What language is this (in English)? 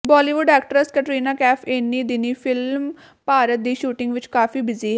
Punjabi